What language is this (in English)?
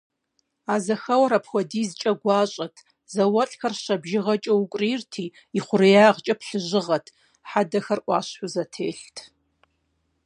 Kabardian